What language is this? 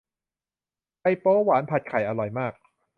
Thai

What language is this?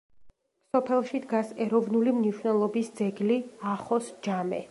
Georgian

